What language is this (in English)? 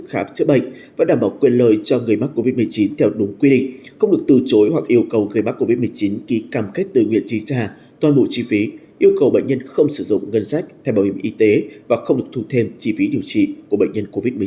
Vietnamese